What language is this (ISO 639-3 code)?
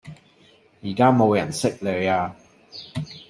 yue